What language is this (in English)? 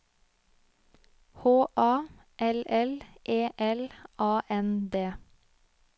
Norwegian